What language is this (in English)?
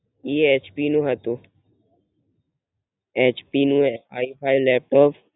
Gujarati